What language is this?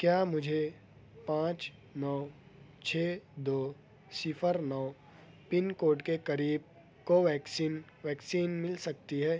Urdu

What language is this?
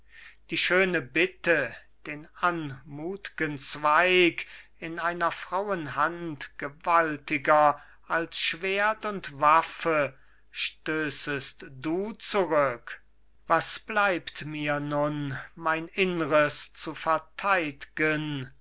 German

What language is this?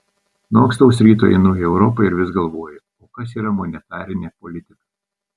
Lithuanian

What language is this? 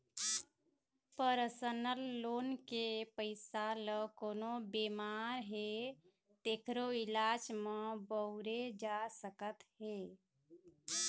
Chhattisgarhi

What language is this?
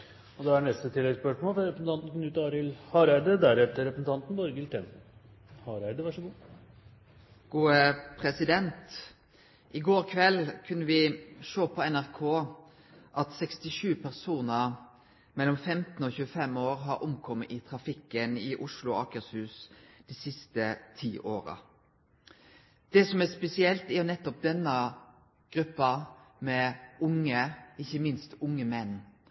Norwegian Nynorsk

